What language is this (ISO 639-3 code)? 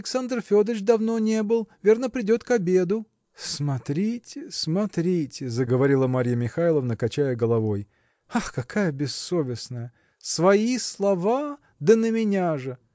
rus